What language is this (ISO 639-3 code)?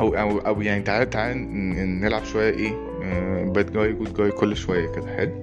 ara